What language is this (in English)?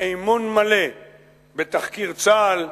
Hebrew